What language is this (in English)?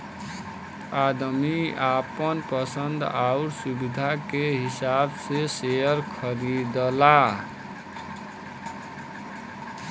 Bhojpuri